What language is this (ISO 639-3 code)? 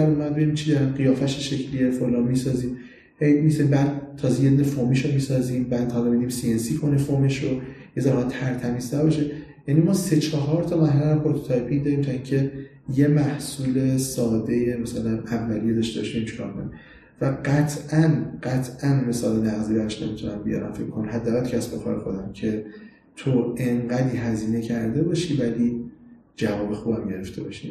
fas